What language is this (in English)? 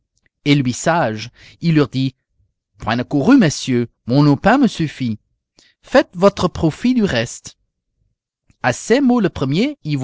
French